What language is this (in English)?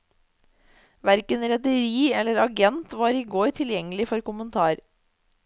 Norwegian